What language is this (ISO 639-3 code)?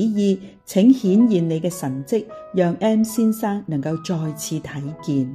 zho